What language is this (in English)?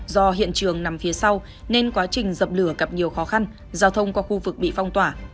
Vietnamese